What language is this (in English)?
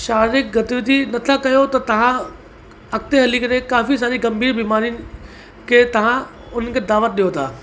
Sindhi